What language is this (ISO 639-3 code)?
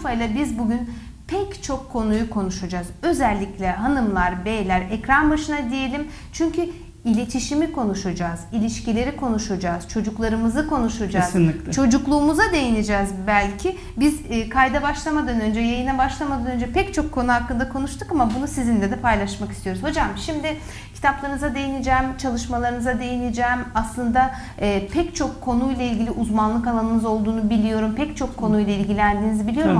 tur